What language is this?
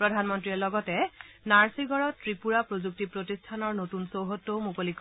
Assamese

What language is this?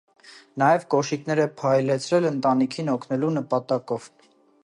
Armenian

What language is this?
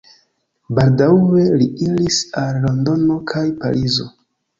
Esperanto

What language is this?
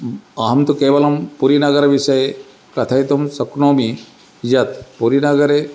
Sanskrit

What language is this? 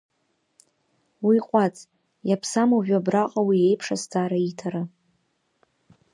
Abkhazian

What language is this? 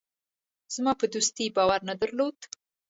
Pashto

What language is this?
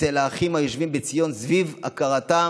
Hebrew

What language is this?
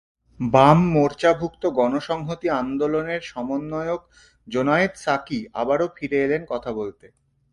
Bangla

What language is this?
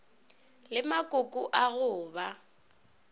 Northern Sotho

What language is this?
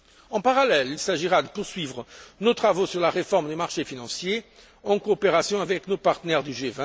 French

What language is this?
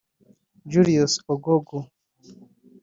Kinyarwanda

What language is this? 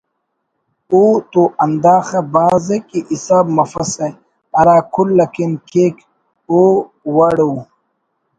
Brahui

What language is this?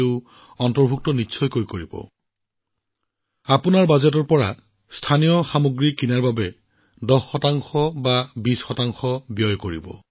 Assamese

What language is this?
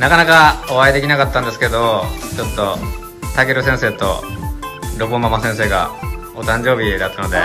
Japanese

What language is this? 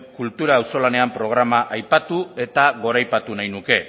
Basque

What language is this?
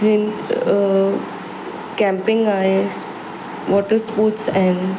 Sindhi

